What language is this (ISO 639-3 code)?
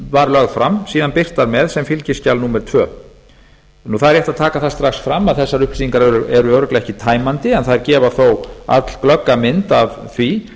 isl